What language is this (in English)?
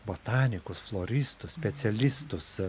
Lithuanian